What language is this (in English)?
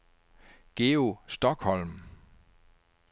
Danish